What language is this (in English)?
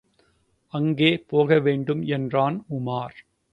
Tamil